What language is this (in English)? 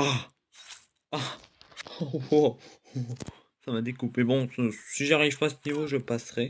French